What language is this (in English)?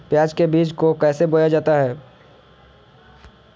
Magahi